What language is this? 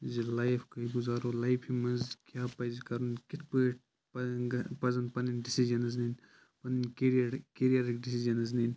Kashmiri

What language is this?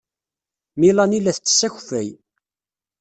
Kabyle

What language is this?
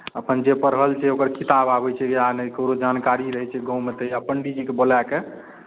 Maithili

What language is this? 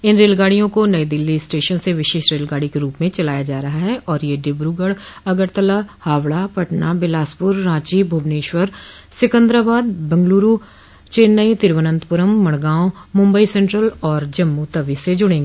Hindi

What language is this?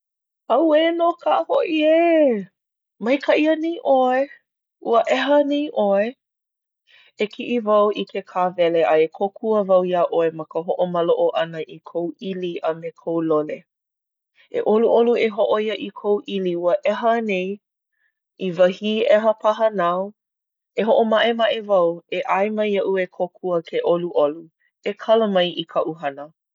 Hawaiian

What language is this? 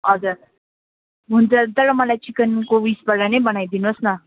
Nepali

